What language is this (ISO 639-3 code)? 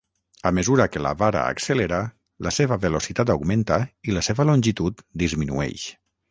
cat